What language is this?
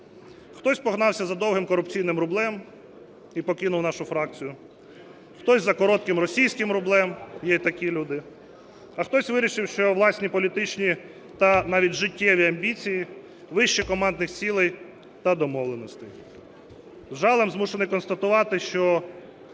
Ukrainian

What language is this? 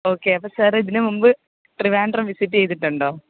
Malayalam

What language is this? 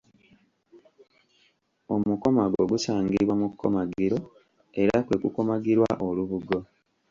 Ganda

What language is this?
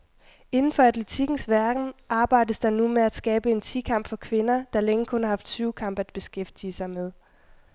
Danish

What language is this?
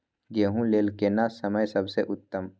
Maithili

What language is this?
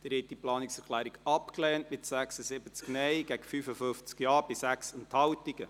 Swiss German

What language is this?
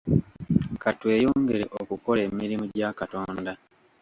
Ganda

